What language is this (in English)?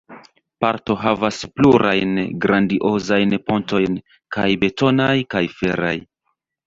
Esperanto